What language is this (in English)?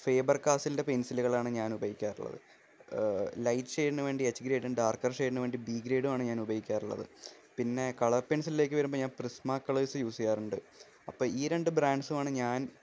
Malayalam